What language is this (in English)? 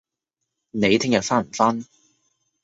Cantonese